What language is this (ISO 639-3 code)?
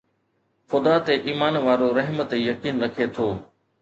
snd